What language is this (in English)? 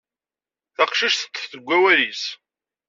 Kabyle